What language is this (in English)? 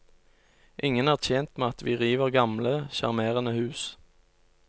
Norwegian